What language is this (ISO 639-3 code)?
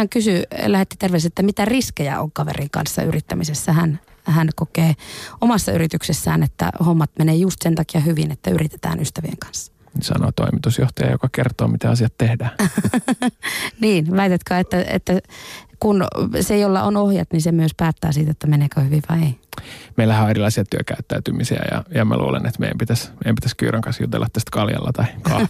fin